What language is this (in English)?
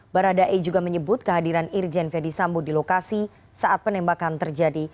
Indonesian